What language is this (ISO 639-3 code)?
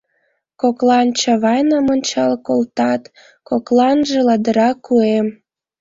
chm